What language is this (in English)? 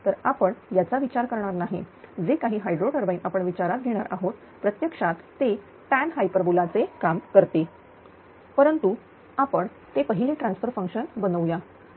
Marathi